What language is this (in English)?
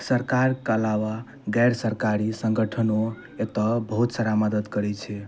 Maithili